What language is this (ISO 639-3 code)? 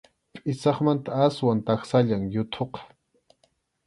qxu